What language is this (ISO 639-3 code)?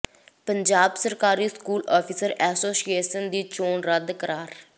pan